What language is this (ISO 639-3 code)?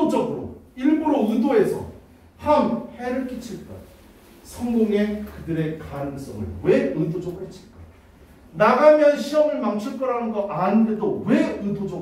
kor